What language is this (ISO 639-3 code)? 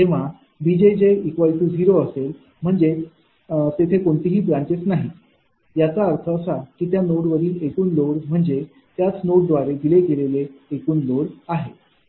mar